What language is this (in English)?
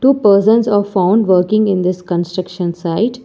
English